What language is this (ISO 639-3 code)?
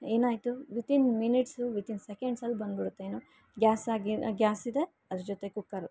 kan